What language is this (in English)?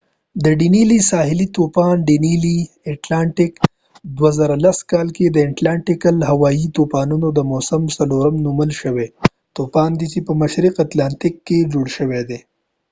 Pashto